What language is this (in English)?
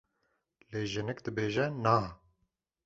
Kurdish